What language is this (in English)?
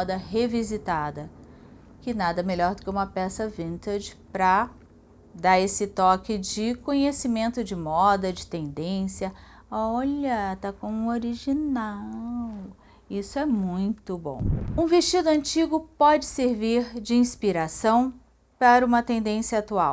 Portuguese